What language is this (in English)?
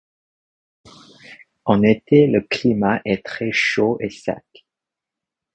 French